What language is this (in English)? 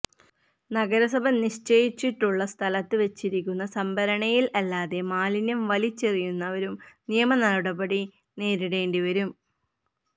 Malayalam